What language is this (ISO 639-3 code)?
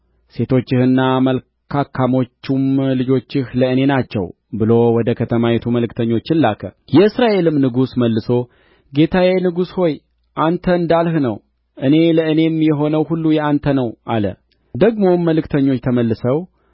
amh